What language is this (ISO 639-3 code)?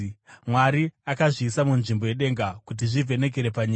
sna